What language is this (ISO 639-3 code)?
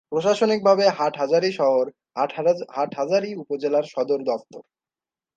ben